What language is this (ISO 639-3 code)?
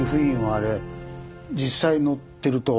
jpn